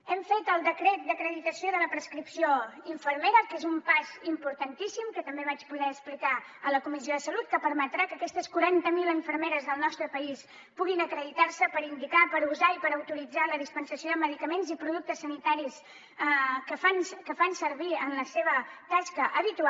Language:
Catalan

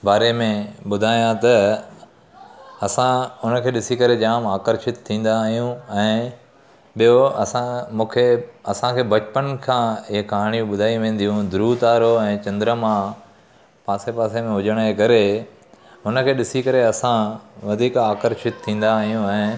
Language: Sindhi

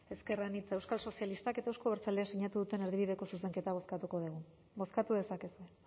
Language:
Basque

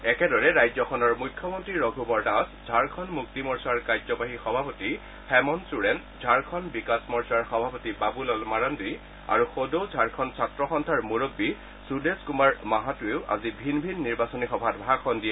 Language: Assamese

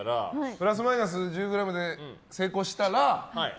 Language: Japanese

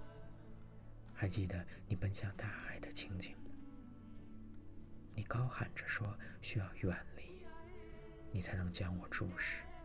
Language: Chinese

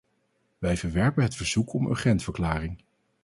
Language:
Dutch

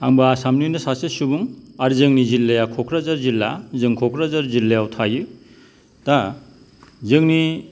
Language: Bodo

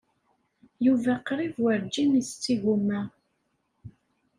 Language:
Kabyle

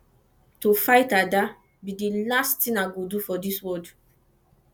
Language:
Nigerian Pidgin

